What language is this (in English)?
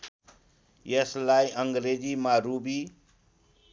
Nepali